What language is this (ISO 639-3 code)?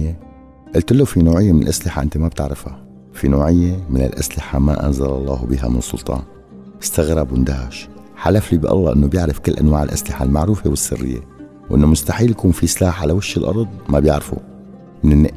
ara